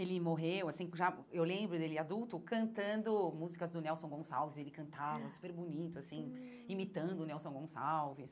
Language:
Portuguese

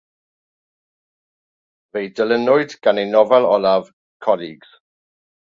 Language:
Welsh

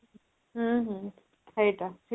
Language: Odia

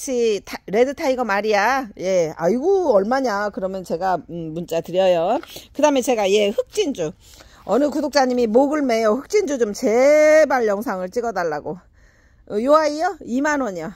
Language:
Korean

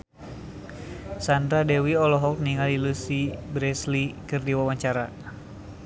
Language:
Sundanese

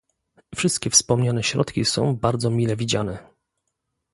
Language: Polish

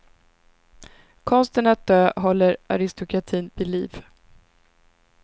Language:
Swedish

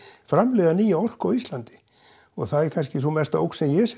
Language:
Icelandic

